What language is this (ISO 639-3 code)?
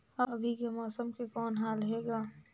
hne